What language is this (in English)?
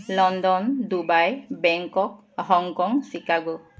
Assamese